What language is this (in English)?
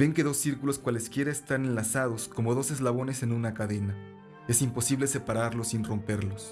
Spanish